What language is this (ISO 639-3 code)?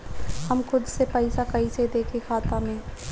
bho